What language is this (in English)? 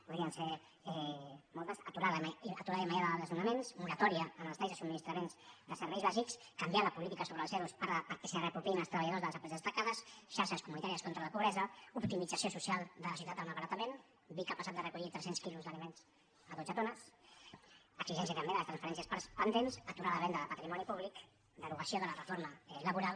Catalan